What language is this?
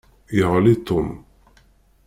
Kabyle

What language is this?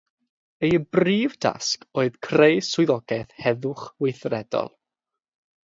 Welsh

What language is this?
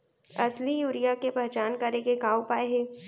Chhattisgarhi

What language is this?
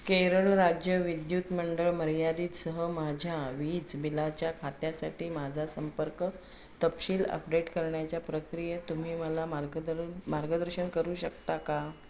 Marathi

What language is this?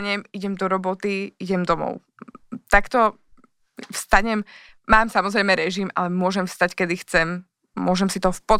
Slovak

